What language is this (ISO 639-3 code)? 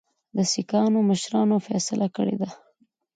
pus